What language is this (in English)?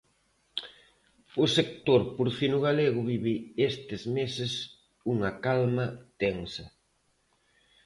Galician